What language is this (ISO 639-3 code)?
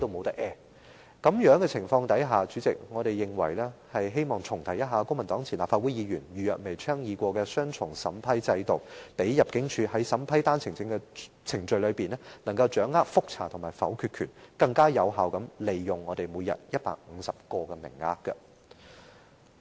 yue